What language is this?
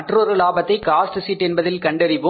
Tamil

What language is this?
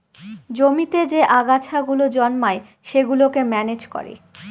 Bangla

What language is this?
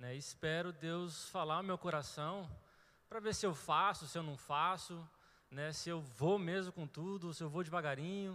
Portuguese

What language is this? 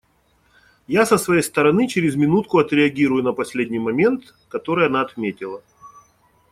Russian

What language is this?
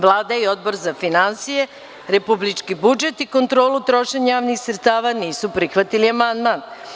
Serbian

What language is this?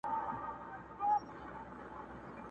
Pashto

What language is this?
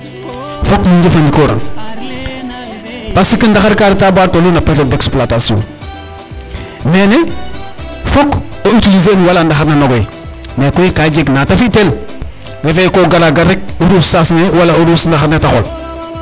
Serer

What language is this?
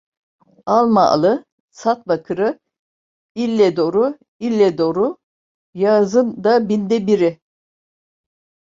Turkish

